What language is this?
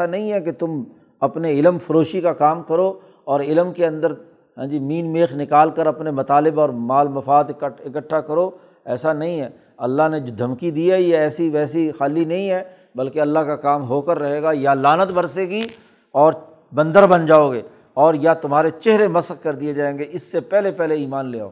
Urdu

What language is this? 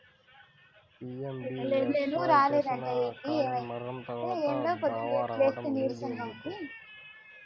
Telugu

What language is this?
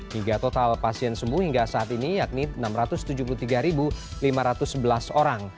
Indonesian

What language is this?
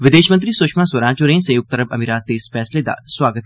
Dogri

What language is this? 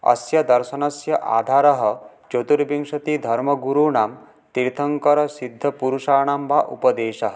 Sanskrit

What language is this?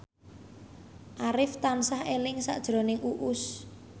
Javanese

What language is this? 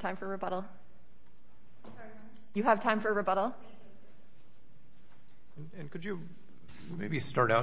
English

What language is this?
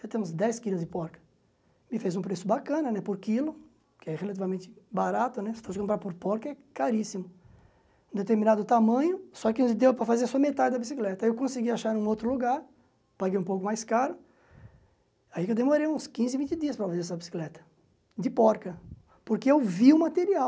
Portuguese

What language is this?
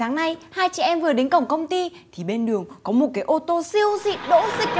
Vietnamese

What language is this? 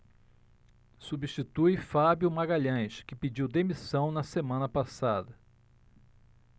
Portuguese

